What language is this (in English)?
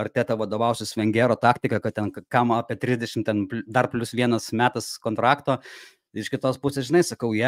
Lithuanian